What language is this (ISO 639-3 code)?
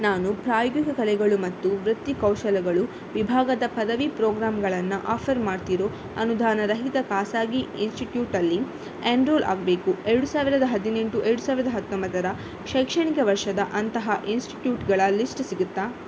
kan